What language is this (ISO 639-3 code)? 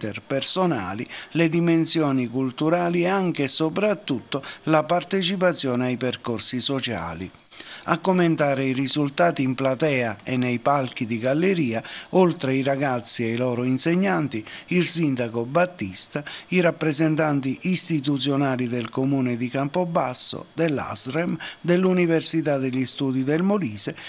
ita